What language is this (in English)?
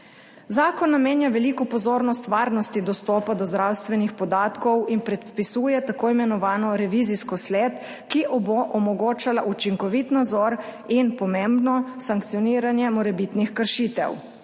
Slovenian